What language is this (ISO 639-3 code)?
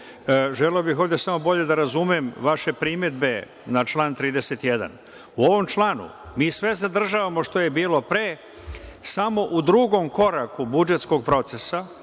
srp